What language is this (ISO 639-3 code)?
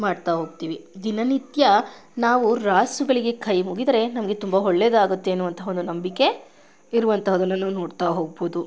kan